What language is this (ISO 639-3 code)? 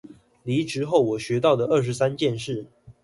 zho